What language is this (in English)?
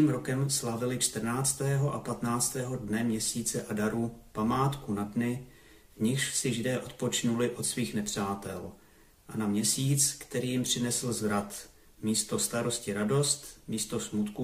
Czech